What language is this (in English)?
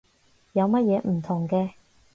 Cantonese